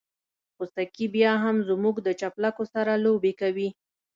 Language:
Pashto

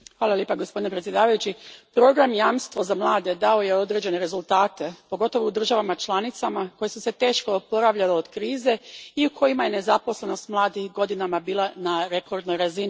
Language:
Croatian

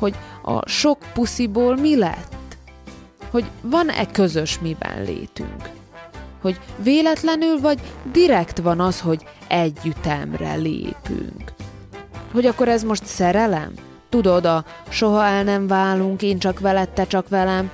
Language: Hungarian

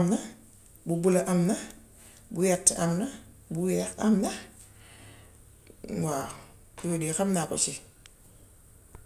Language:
Gambian Wolof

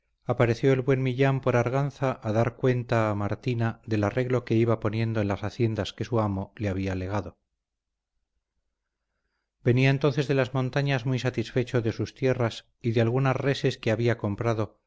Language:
Spanish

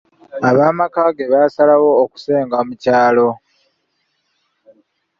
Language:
Ganda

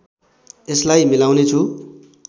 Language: Nepali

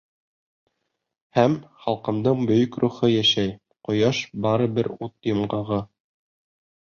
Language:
Bashkir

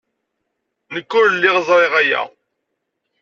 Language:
Kabyle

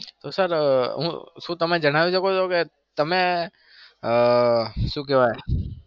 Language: Gujarati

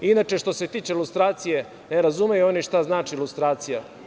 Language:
Serbian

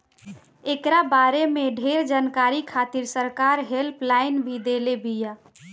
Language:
Bhojpuri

